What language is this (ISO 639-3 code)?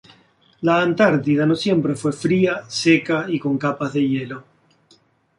spa